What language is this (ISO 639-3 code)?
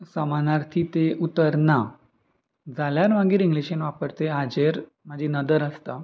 kok